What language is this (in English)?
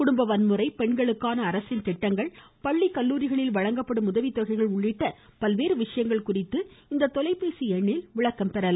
Tamil